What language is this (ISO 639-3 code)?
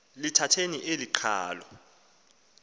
xho